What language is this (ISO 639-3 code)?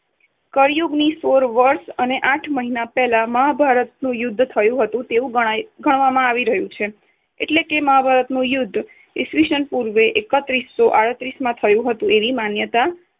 guj